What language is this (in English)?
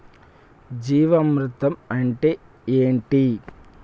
Telugu